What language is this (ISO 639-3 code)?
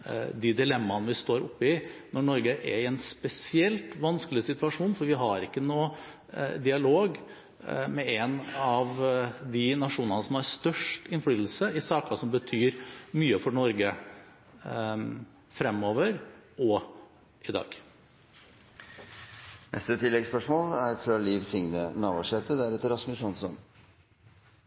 nor